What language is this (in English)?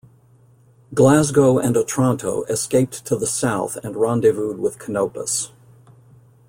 English